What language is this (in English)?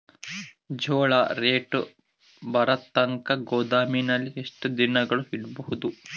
Kannada